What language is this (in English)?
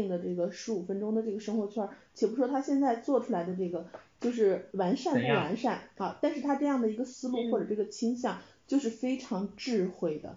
Chinese